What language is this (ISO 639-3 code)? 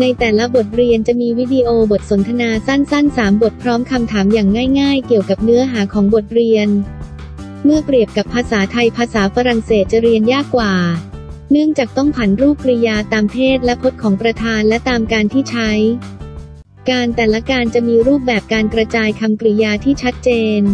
tha